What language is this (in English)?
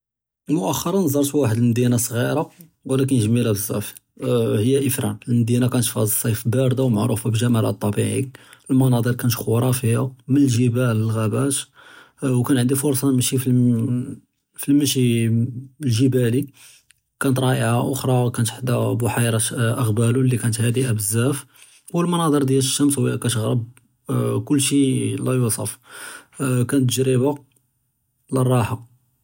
Judeo-Arabic